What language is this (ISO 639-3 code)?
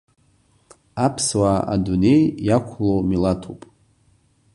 abk